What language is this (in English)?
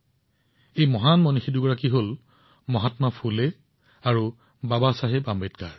Assamese